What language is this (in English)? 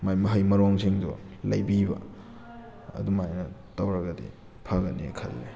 Manipuri